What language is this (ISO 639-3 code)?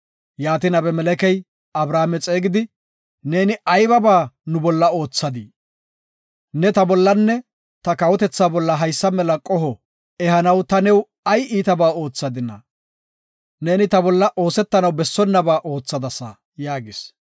gof